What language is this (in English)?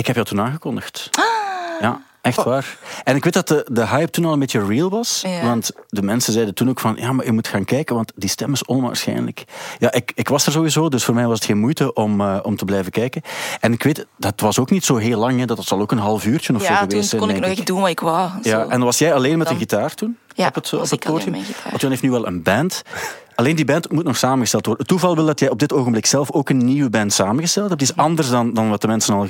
Dutch